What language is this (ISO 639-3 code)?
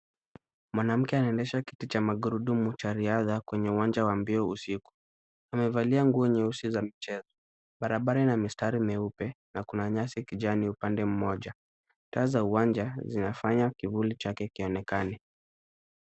swa